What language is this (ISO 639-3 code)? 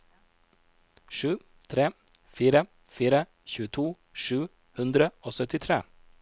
nor